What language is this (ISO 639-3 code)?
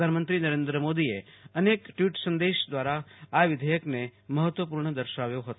guj